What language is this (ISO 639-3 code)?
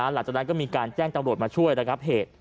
tha